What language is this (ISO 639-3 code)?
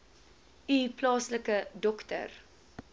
afr